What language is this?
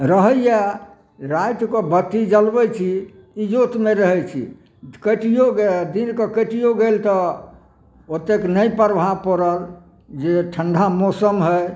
Maithili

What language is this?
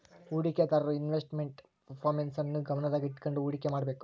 Kannada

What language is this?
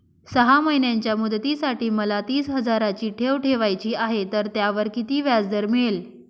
Marathi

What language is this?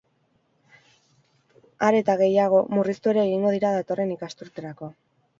Basque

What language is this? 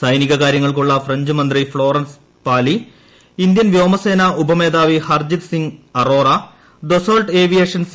Malayalam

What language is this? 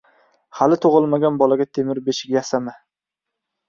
Uzbek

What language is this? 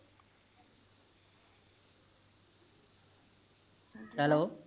Punjabi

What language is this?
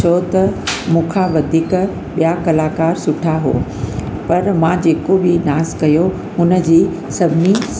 Sindhi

